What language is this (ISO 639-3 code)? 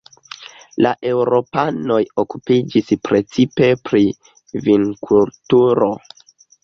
epo